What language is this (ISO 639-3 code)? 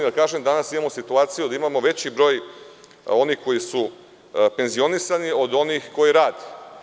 srp